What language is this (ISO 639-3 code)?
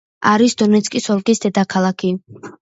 kat